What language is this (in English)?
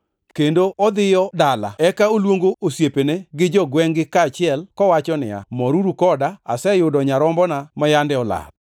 Luo (Kenya and Tanzania)